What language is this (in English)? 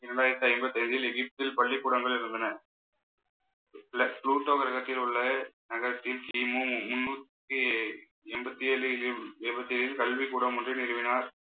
Tamil